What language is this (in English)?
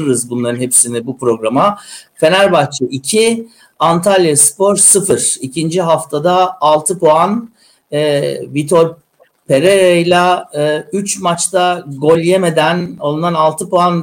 Turkish